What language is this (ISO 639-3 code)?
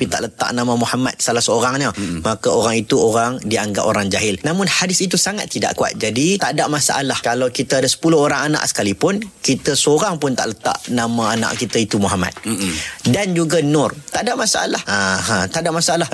msa